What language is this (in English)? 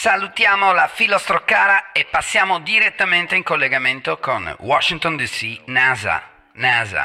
Italian